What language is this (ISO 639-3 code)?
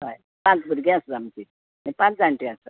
kok